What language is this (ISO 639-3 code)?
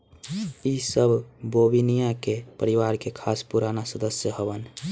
bho